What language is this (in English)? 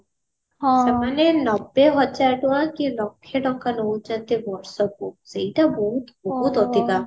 Odia